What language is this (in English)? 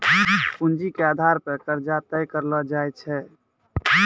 Maithili